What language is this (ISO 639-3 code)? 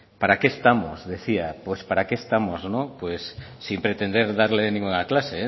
spa